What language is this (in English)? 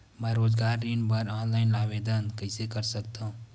Chhattisgarhi